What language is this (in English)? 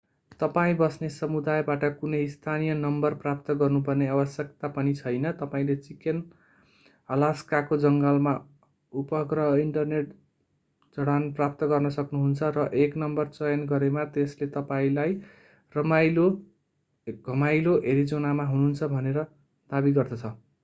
Nepali